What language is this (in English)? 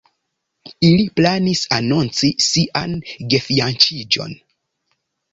Esperanto